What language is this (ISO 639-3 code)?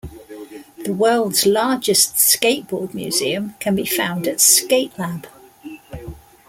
eng